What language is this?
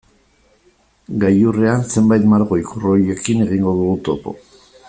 Basque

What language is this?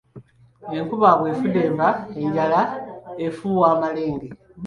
Ganda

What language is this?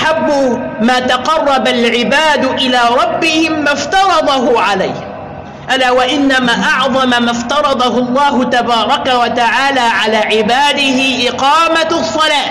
Arabic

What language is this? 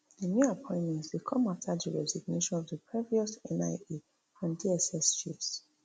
Nigerian Pidgin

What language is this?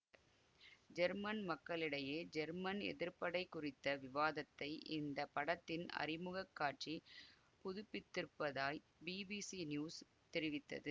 Tamil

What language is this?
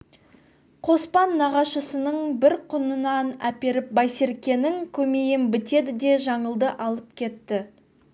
Kazakh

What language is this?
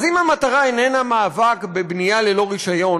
Hebrew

